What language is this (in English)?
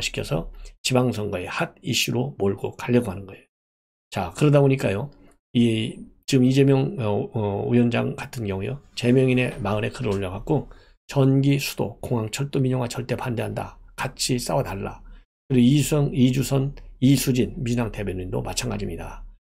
Korean